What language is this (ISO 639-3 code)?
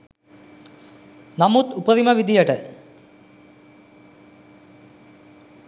sin